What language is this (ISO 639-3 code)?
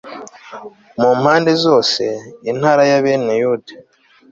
kin